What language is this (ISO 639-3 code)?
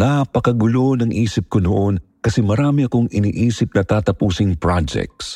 fil